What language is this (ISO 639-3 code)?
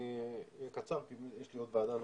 heb